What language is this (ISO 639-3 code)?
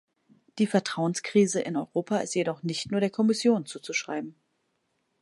deu